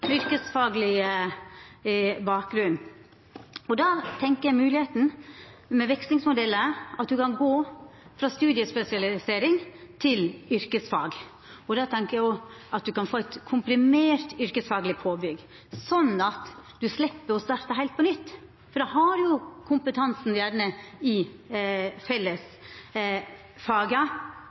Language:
Norwegian Nynorsk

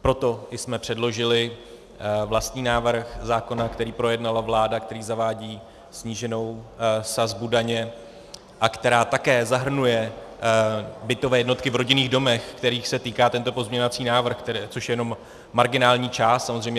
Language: Czech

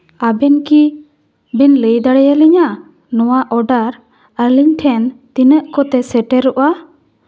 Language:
Santali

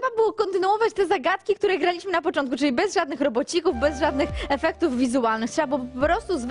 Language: Polish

